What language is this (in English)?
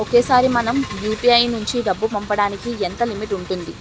Telugu